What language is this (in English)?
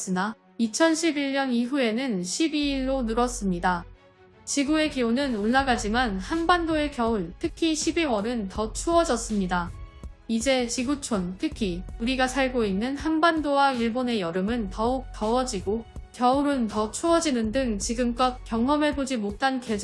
Korean